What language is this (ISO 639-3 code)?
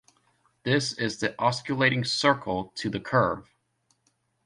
eng